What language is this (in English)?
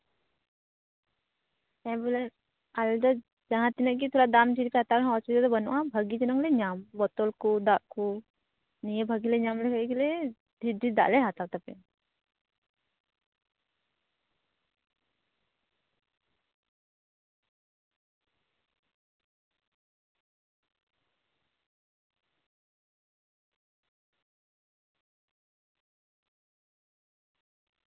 Santali